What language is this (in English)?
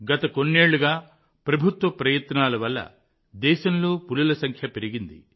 Telugu